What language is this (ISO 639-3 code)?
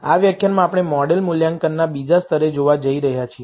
guj